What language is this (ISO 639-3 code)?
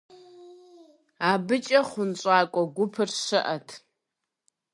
kbd